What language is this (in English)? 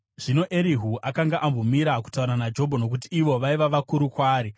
Shona